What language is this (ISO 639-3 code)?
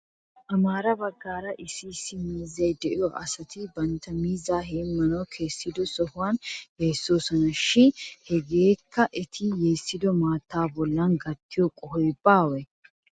wal